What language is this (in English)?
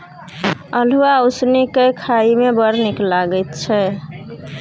Maithili